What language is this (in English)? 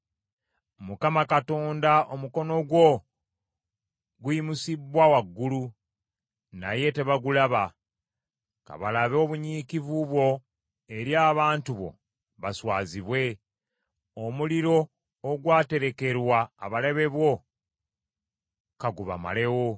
Ganda